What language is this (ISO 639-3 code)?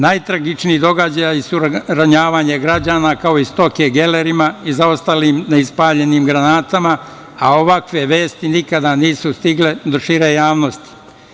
srp